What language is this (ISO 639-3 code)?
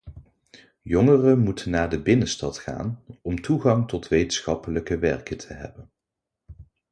nld